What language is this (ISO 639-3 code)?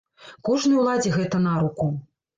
bel